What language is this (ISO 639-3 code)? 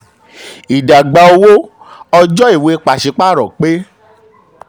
yor